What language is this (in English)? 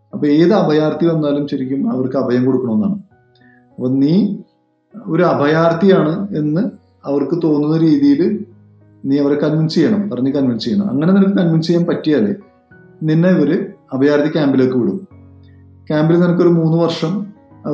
Malayalam